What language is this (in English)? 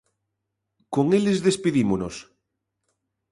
Galician